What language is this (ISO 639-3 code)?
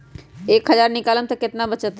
mag